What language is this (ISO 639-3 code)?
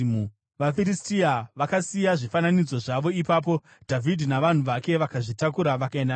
sna